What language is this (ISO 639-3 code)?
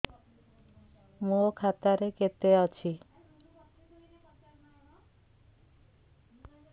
ori